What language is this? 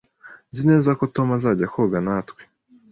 Kinyarwanda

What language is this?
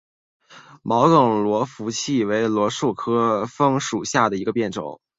Chinese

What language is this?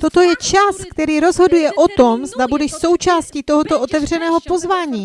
Czech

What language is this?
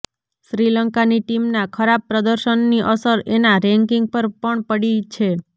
Gujarati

